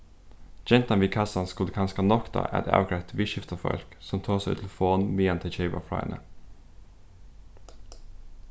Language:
Faroese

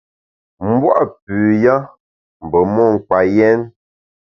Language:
Bamun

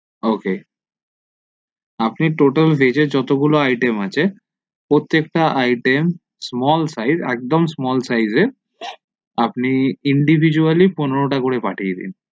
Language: Bangla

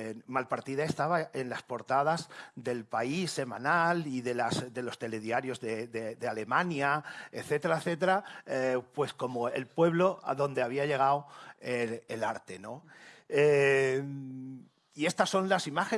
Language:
Spanish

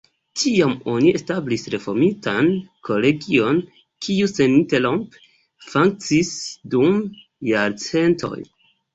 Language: Esperanto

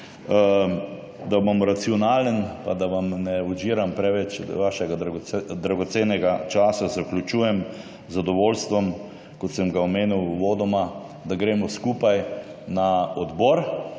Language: Slovenian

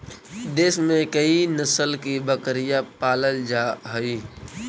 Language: Magahi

